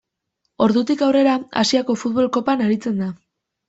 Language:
Basque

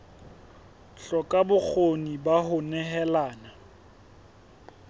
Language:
Southern Sotho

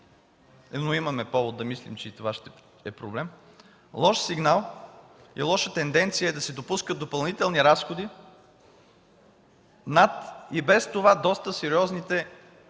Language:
Bulgarian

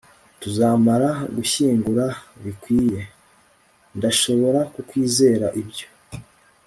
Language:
Kinyarwanda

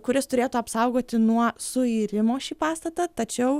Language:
Lithuanian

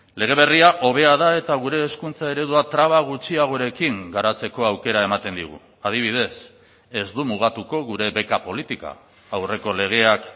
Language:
Basque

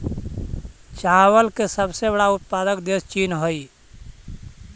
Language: Magahi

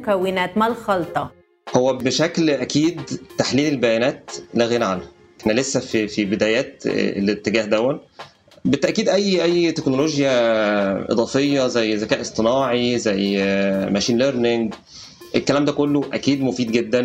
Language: Arabic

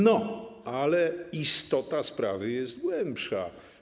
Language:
Polish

